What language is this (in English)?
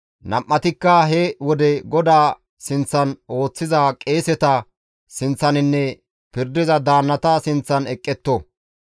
Gamo